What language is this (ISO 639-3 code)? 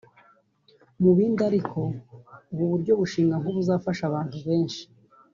kin